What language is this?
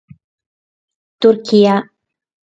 Sardinian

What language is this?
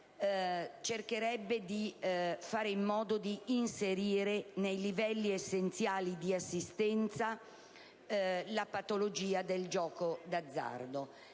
Italian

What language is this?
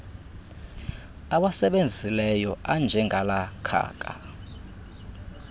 Xhosa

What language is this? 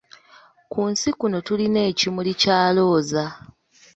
Ganda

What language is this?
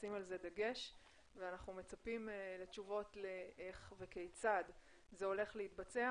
Hebrew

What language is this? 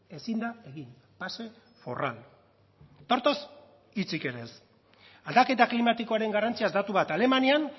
Basque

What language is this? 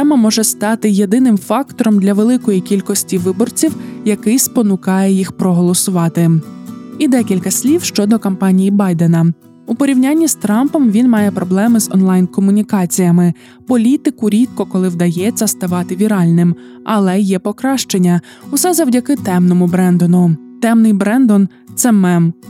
Ukrainian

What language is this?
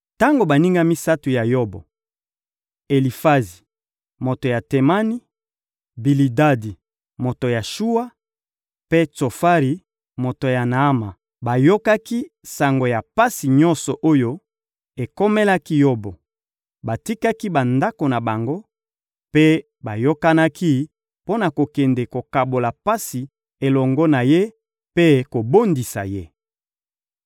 Lingala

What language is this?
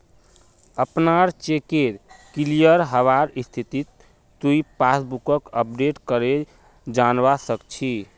Magahi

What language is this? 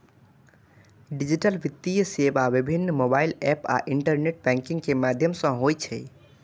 Maithili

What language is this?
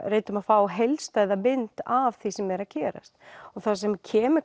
Icelandic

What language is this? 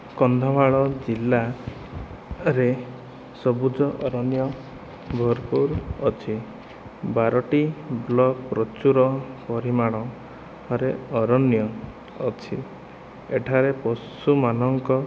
Odia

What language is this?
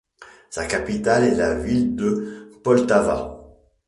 French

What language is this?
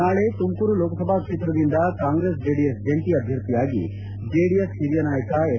Kannada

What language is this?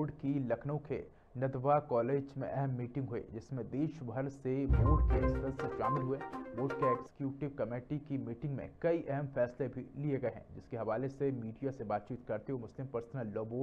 Hindi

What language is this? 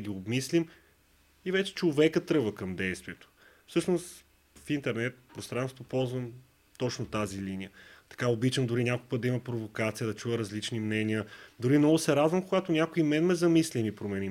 Bulgarian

